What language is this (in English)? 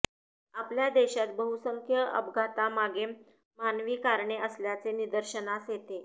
Marathi